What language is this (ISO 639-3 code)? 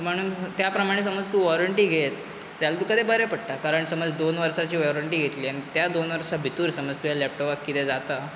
kok